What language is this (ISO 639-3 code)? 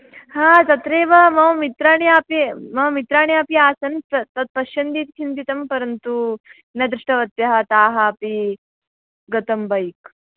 san